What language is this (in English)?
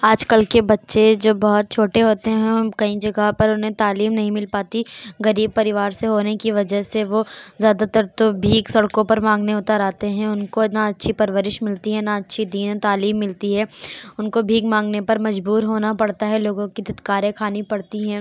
Urdu